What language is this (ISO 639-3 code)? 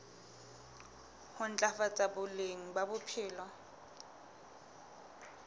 sot